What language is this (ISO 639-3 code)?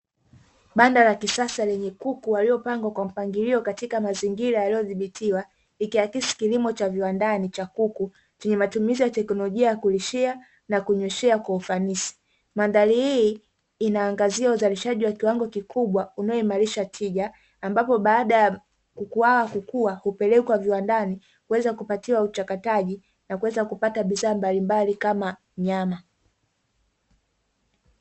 swa